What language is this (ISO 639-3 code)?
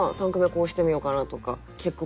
jpn